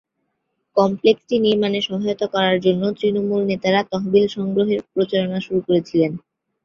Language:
Bangla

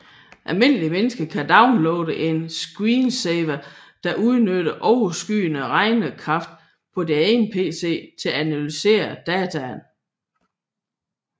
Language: Danish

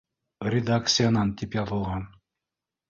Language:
Bashkir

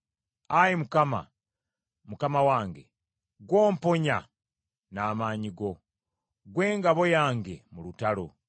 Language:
Ganda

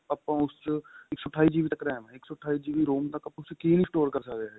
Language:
Punjabi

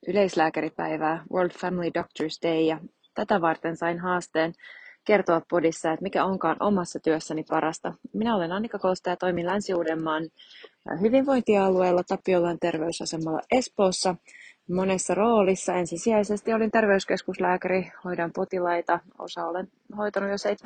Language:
Finnish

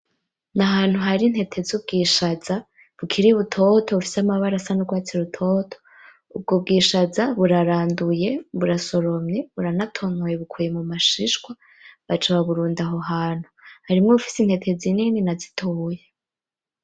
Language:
Rundi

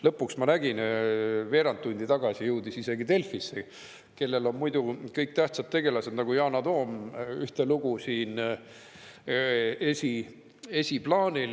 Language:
Estonian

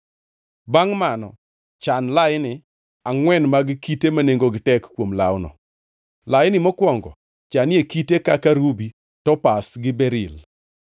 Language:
Luo (Kenya and Tanzania)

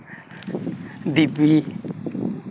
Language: Santali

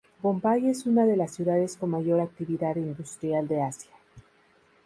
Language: Spanish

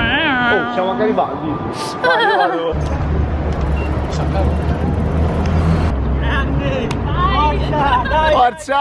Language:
Italian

